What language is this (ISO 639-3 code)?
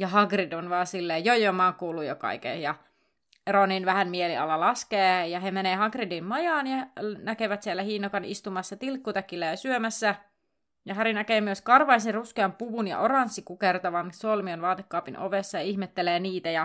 fin